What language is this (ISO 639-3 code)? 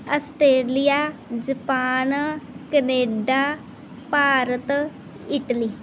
pan